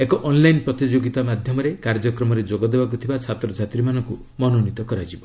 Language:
Odia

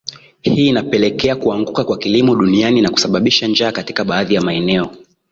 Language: Swahili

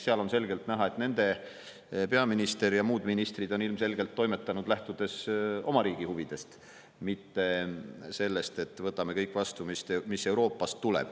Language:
Estonian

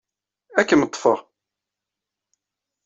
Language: Kabyle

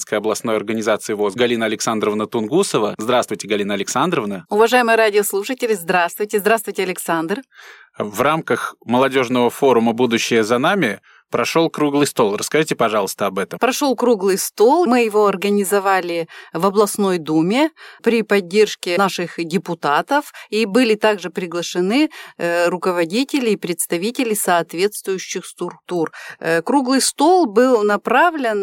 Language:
Russian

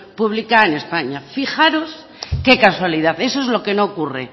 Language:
Spanish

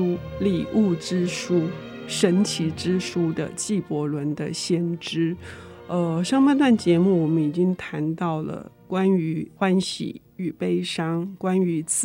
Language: Chinese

